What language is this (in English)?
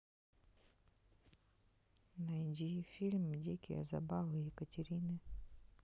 Russian